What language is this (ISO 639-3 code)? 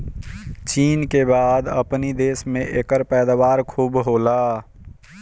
bho